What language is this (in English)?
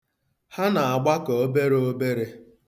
Igbo